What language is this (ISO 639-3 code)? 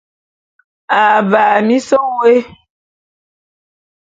bum